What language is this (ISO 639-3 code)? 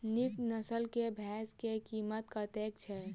mai